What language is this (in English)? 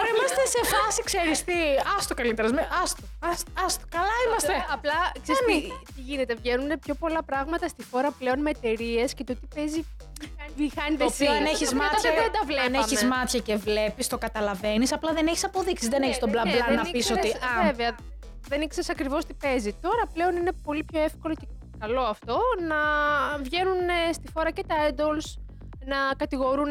Greek